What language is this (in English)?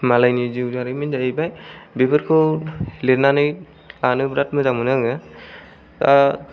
Bodo